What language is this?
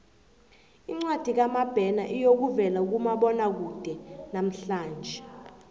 South Ndebele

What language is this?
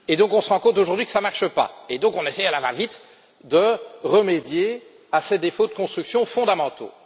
French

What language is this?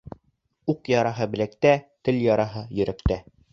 Bashkir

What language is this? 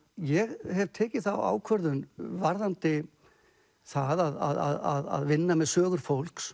Icelandic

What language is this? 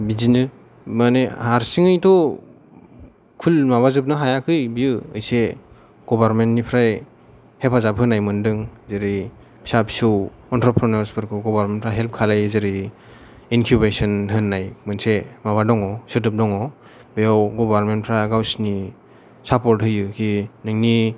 Bodo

